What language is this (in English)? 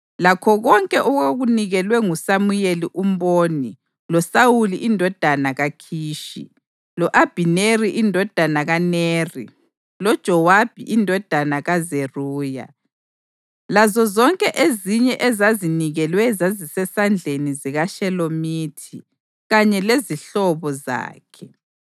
North Ndebele